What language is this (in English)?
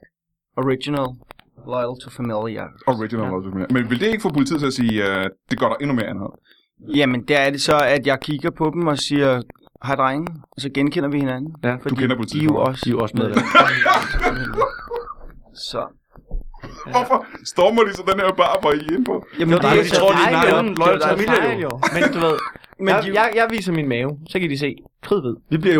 Danish